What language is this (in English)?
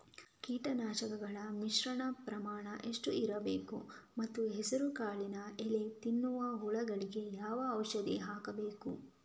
Kannada